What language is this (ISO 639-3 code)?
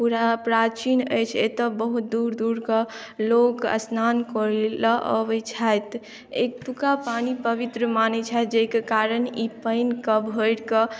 mai